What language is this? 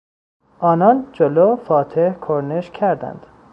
Persian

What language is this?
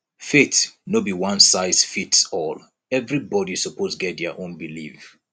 Nigerian Pidgin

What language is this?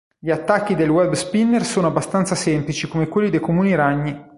Italian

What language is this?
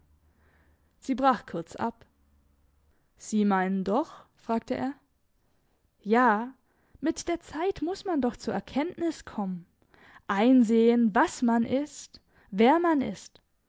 German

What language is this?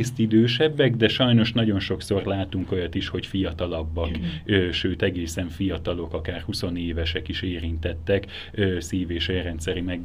Hungarian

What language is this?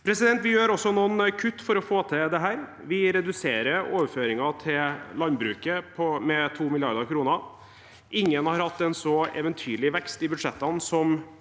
Norwegian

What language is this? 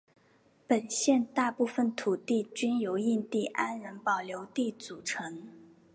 Chinese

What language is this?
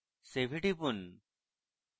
Bangla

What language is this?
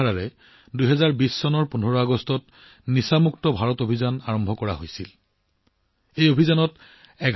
Assamese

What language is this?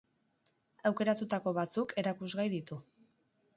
Basque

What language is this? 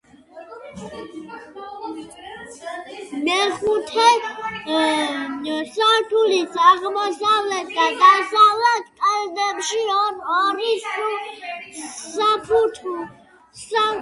Georgian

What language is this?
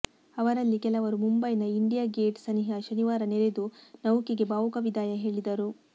Kannada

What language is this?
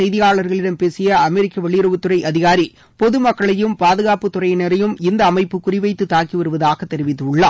Tamil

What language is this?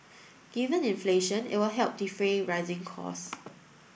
English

